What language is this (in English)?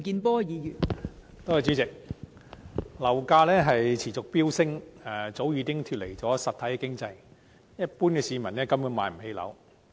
Cantonese